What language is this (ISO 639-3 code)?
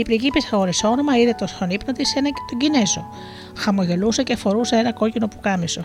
ell